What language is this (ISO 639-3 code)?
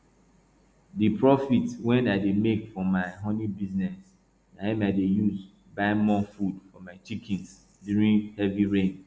pcm